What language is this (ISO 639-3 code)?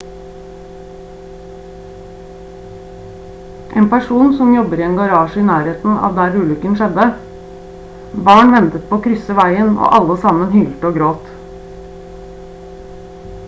nob